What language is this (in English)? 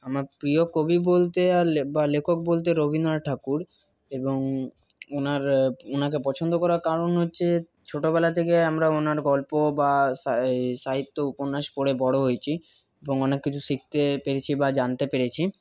Bangla